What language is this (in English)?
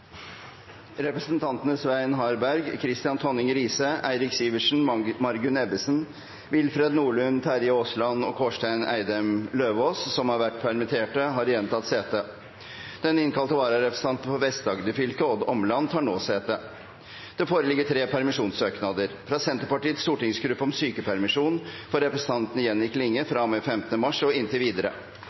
Norwegian Bokmål